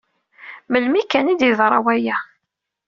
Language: Kabyle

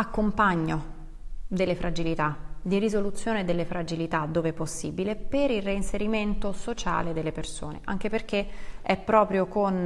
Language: Italian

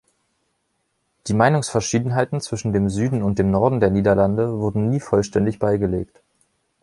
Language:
German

